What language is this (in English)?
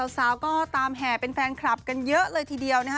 Thai